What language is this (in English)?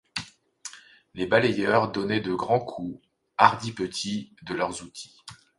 French